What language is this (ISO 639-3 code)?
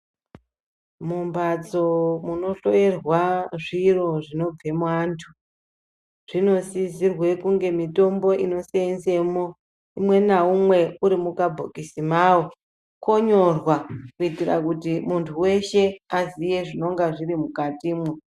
ndc